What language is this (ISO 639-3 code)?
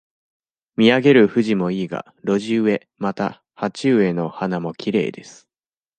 jpn